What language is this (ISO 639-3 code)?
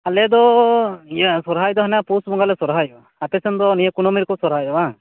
sat